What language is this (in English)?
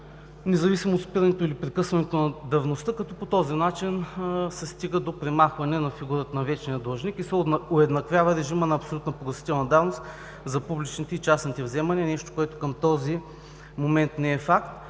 Bulgarian